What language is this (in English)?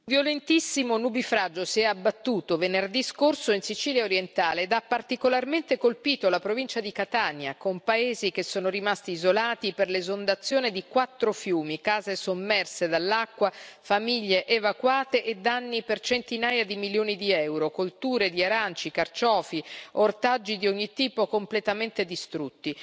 Italian